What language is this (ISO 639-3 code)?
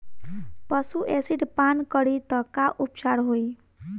bho